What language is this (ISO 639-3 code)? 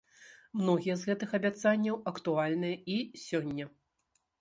bel